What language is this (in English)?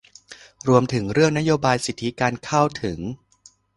Thai